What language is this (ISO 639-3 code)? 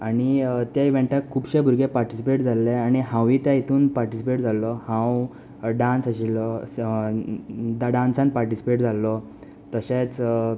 kok